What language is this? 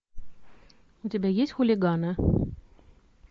Russian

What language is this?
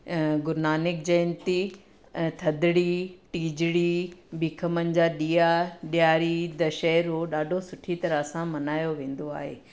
Sindhi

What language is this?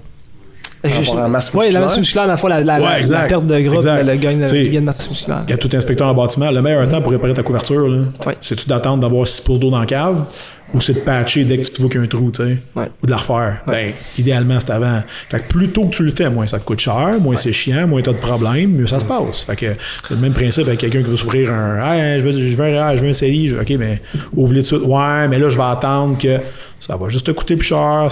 French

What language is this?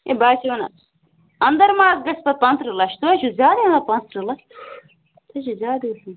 Kashmiri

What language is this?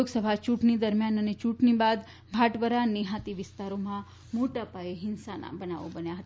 Gujarati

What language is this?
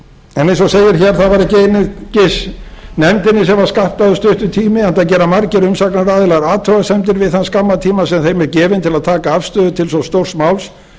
Icelandic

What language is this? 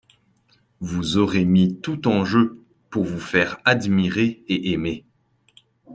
French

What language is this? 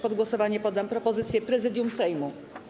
Polish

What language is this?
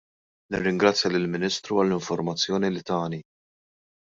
Maltese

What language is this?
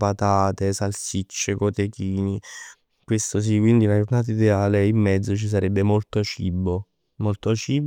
Neapolitan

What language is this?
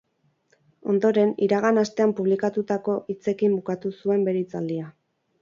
Basque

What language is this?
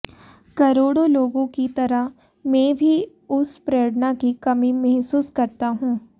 Hindi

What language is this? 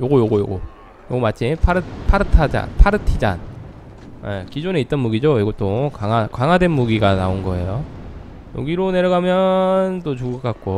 Korean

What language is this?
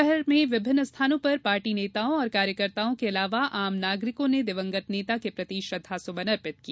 Hindi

